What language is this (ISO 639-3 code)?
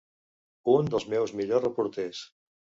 cat